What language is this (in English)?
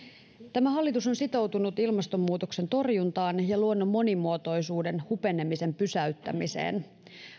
Finnish